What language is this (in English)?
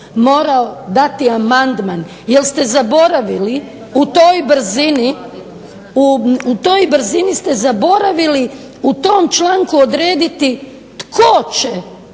Croatian